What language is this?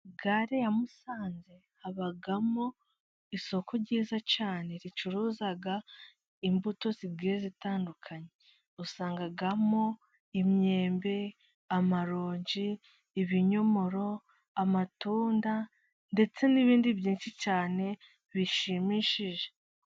Kinyarwanda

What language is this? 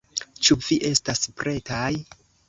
Esperanto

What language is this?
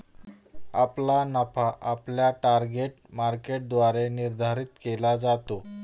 Marathi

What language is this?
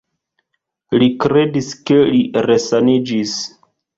Esperanto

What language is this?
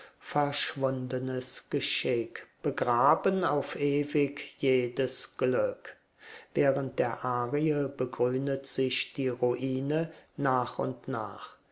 German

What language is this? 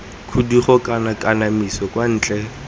Tswana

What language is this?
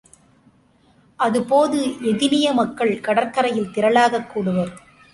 Tamil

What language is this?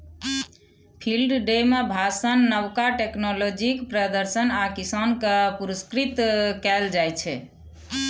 Maithili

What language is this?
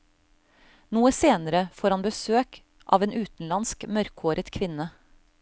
Norwegian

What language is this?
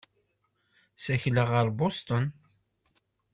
Kabyle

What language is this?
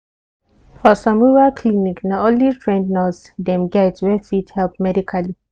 Nigerian Pidgin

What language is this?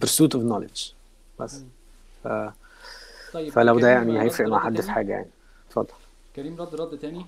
Arabic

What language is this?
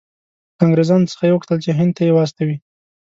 Pashto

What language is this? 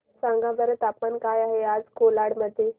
Marathi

